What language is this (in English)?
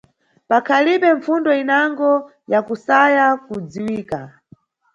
Nyungwe